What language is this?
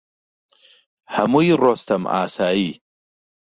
Central Kurdish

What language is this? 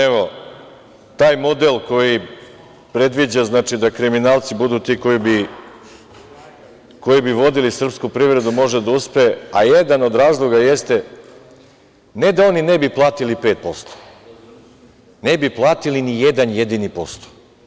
Serbian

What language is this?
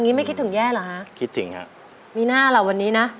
Thai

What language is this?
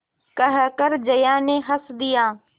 Hindi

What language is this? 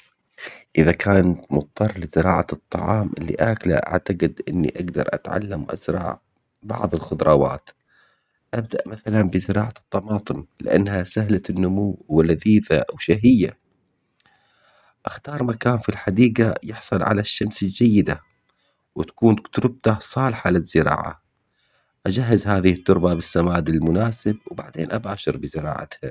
Omani Arabic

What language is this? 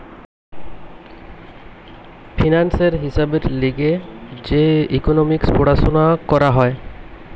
Bangla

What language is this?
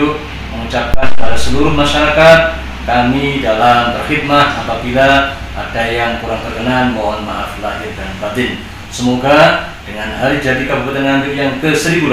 Indonesian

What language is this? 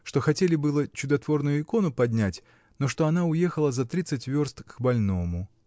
Russian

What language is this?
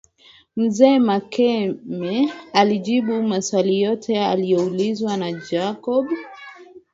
Swahili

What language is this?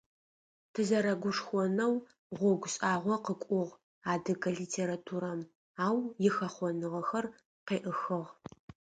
Adyghe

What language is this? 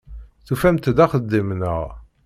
Kabyle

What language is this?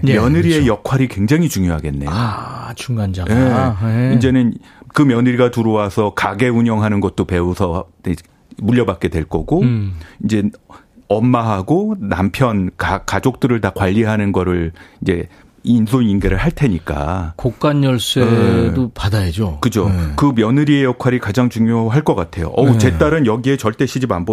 Korean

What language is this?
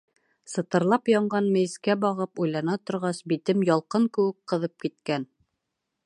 Bashkir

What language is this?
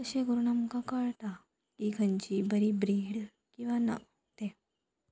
Konkani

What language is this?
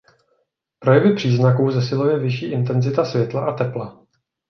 Czech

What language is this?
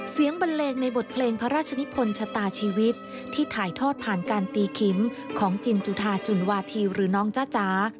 Thai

